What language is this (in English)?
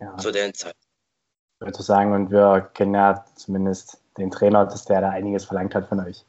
German